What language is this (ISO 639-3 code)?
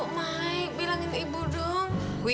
ind